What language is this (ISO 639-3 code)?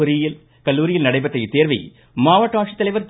tam